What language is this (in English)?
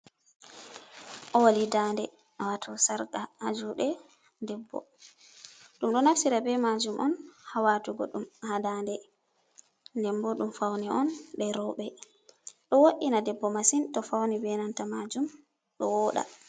Fula